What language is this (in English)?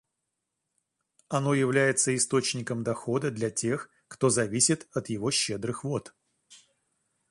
Russian